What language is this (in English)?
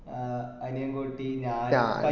Malayalam